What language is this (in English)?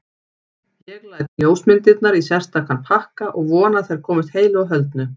Icelandic